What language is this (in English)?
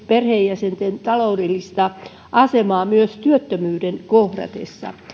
Finnish